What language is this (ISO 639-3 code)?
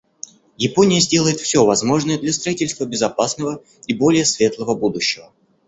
rus